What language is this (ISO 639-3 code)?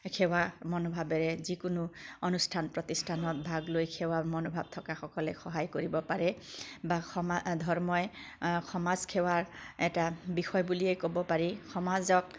asm